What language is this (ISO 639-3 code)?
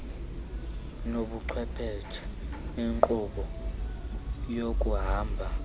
xho